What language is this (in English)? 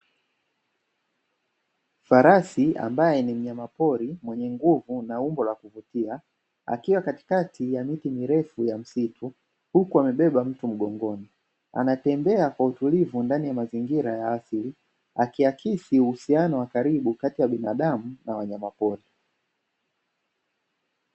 Swahili